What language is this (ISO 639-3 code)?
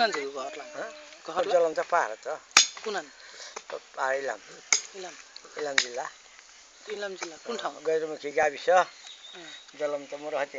ell